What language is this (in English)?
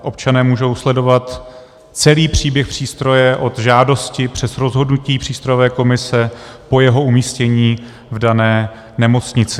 Czech